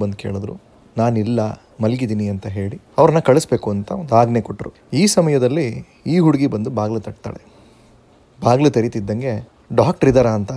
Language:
Kannada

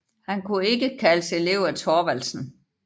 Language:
Danish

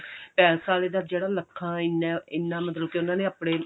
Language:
Punjabi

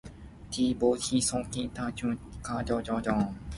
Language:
Min Nan Chinese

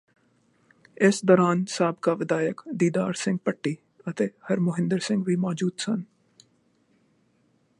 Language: Punjabi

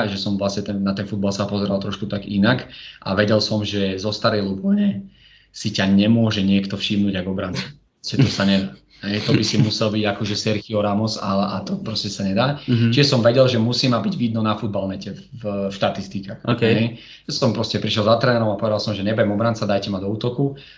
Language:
Slovak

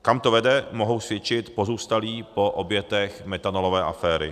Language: Czech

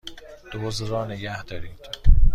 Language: Persian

